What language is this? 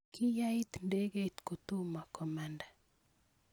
Kalenjin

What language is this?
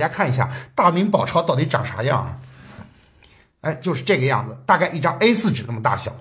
Chinese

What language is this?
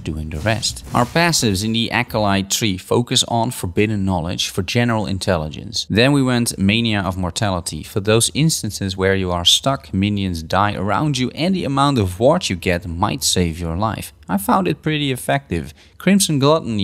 English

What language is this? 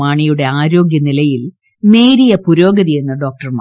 Malayalam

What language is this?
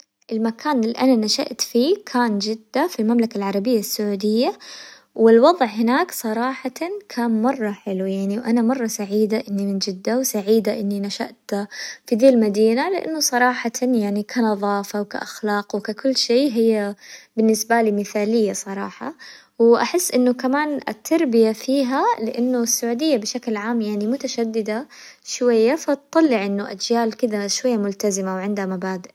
Hijazi Arabic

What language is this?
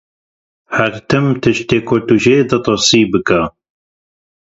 Kurdish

